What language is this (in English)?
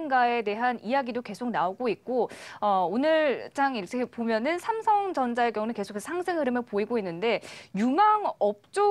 Korean